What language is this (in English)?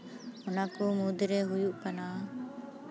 Santali